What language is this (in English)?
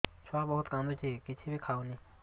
Odia